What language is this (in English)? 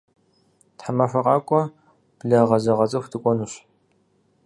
Kabardian